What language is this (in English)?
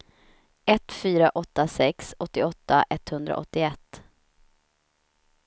Swedish